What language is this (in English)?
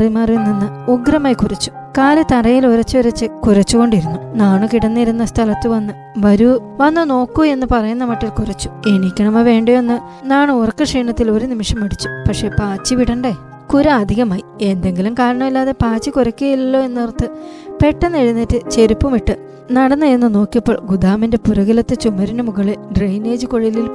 Malayalam